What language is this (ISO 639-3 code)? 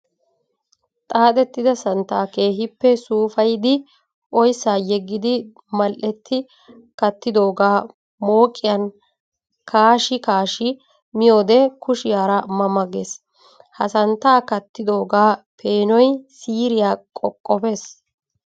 wal